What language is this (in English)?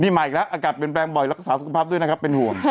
Thai